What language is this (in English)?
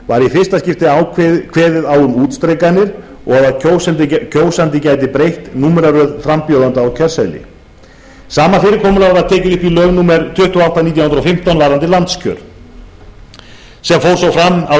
Icelandic